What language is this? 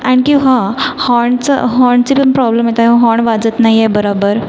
Marathi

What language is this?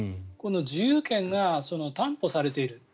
Japanese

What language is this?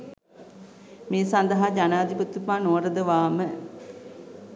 Sinhala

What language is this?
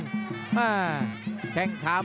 Thai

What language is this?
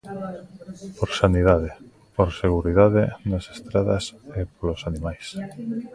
Galician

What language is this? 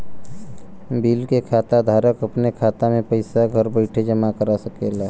Bhojpuri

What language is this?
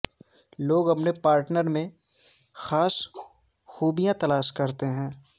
Urdu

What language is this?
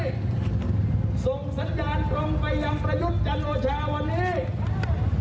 Thai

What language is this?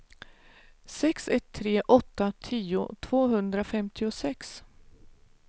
Swedish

